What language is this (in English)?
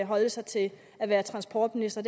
Danish